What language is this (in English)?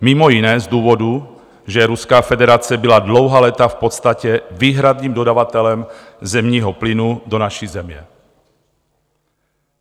Czech